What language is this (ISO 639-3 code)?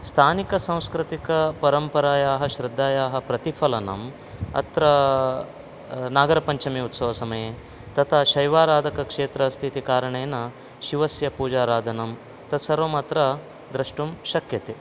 san